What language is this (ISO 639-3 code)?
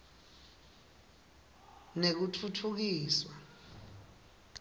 ssw